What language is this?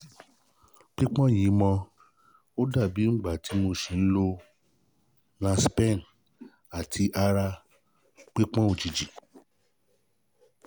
Yoruba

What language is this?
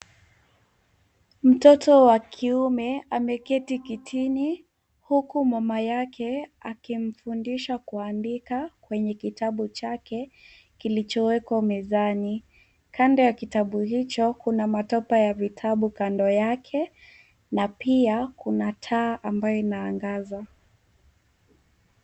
Swahili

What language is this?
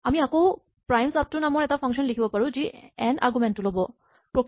Assamese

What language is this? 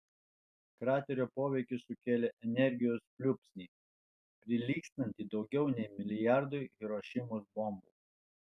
Lithuanian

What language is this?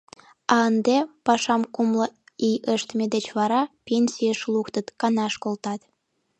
Mari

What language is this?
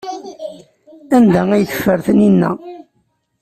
Kabyle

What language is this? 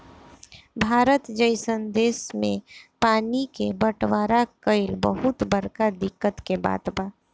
Bhojpuri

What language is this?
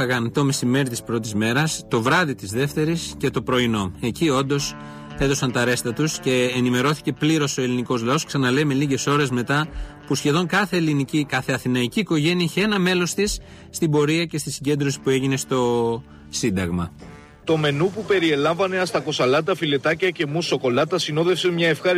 Greek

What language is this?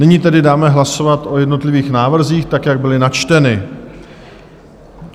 Czech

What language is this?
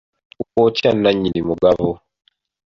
Ganda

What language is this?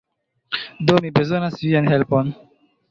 Esperanto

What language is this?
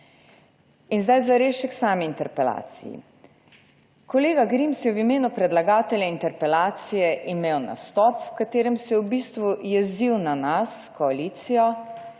Slovenian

